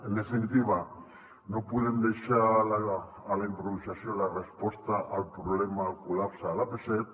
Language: Catalan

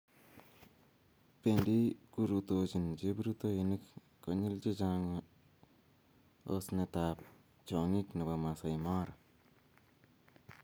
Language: Kalenjin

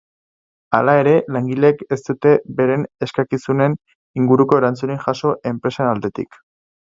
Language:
Basque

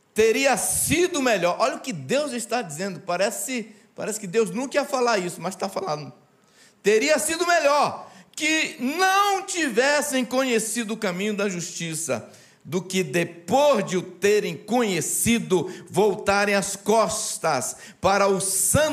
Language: Portuguese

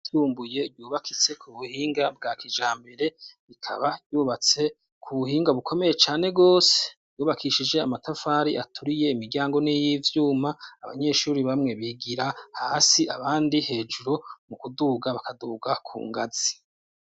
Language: Rundi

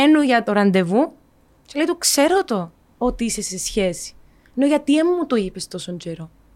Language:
Greek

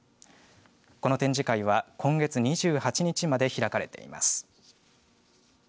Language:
Japanese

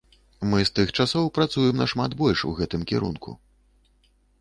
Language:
Belarusian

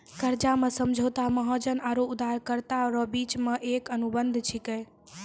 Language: Maithili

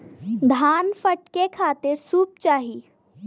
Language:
Bhojpuri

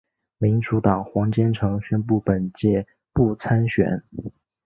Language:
Chinese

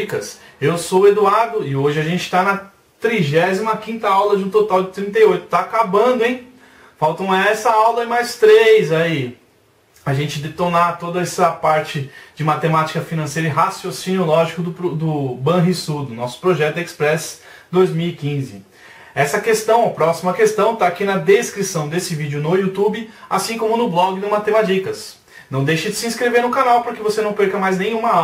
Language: Portuguese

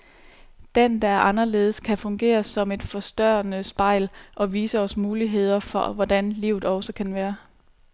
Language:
Danish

